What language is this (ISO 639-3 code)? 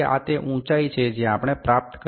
guj